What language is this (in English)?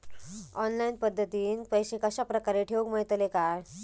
Marathi